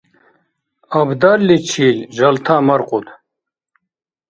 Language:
Dargwa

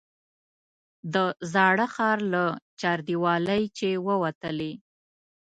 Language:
Pashto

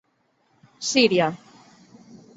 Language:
Catalan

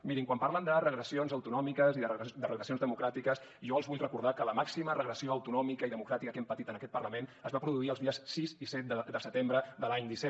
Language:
Catalan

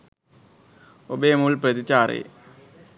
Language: Sinhala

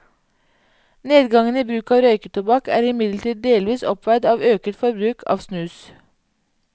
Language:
Norwegian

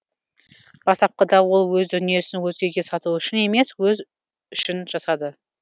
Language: Kazakh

